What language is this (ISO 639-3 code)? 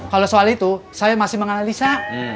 ind